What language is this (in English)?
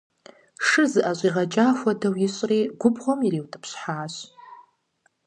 Kabardian